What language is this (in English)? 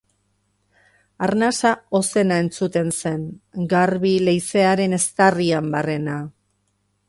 Basque